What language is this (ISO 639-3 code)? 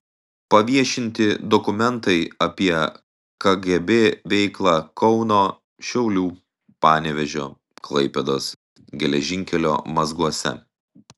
lit